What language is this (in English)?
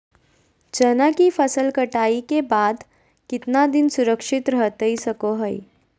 Magahi